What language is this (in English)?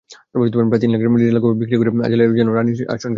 Bangla